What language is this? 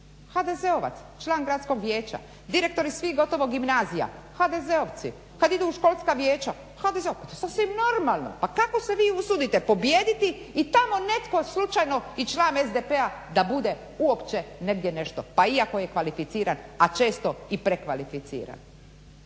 Croatian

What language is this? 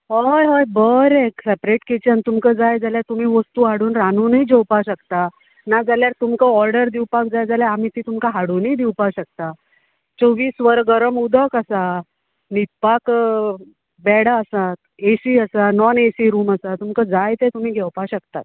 Konkani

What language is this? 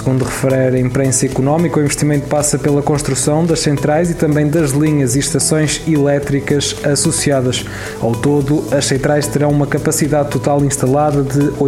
Portuguese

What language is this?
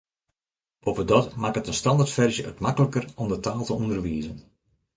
Western Frisian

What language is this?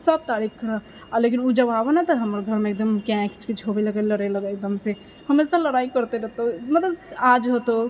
Maithili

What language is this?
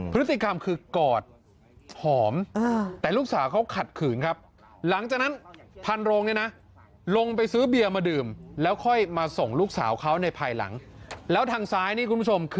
Thai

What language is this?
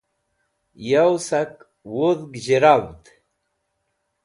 Wakhi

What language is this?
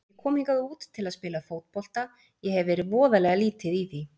Icelandic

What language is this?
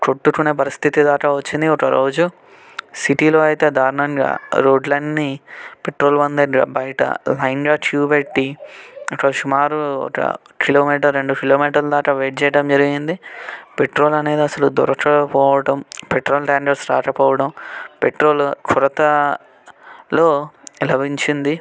Telugu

